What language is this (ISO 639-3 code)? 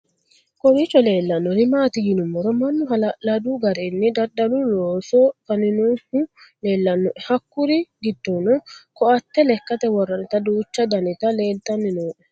sid